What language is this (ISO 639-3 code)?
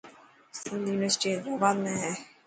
mki